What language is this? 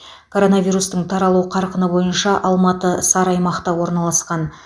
Kazakh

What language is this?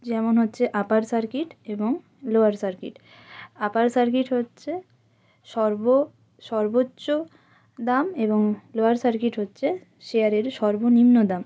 Bangla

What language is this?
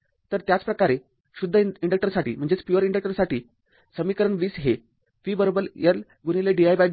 Marathi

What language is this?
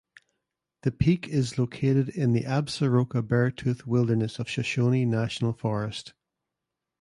English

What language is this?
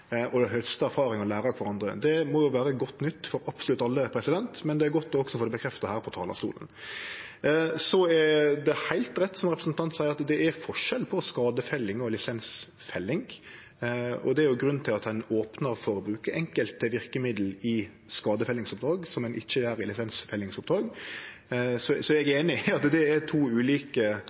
Norwegian Nynorsk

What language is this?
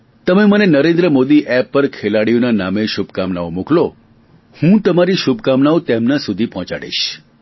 Gujarati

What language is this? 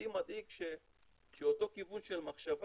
Hebrew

